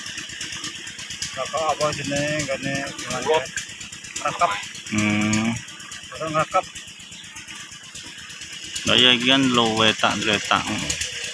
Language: Indonesian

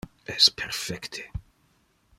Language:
Interlingua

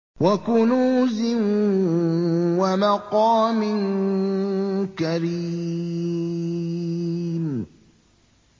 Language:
Arabic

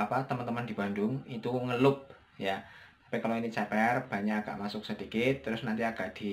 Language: Indonesian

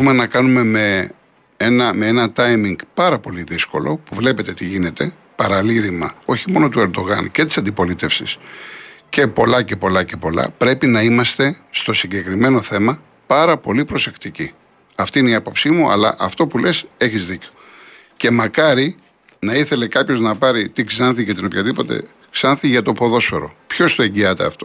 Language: Greek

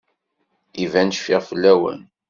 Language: Kabyle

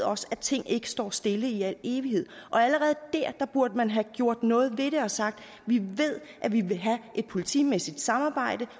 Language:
Danish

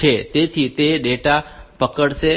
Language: Gujarati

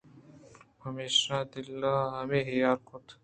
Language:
Eastern Balochi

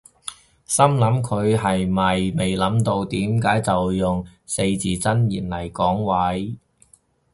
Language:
Cantonese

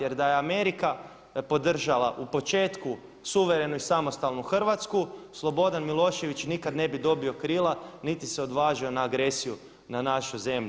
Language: Croatian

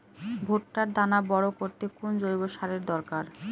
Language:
Bangla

